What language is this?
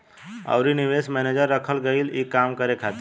Bhojpuri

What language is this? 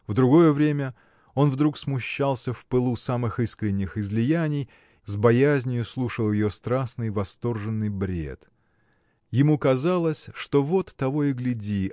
Russian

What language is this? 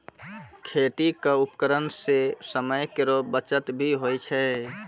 Maithili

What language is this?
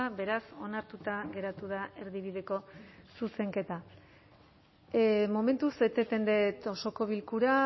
Basque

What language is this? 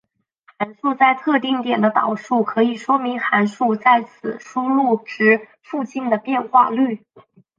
Chinese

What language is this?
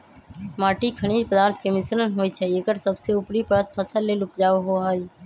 Magahi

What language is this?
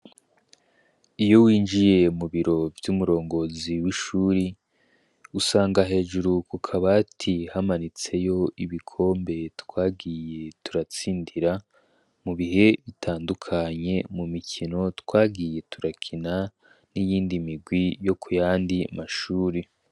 Rundi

